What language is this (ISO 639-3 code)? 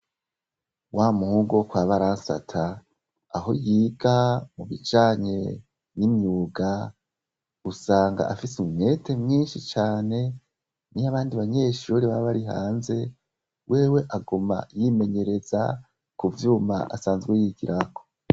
run